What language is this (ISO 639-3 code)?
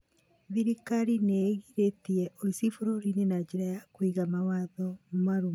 kik